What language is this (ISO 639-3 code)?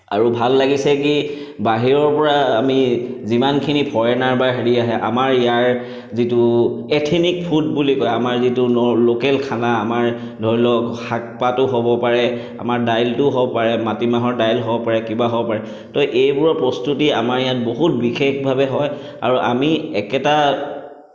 asm